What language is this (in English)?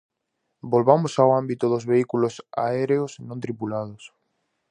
Galician